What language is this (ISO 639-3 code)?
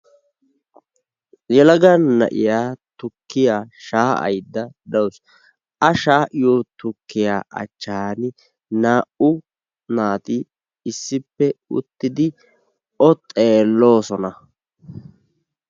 wal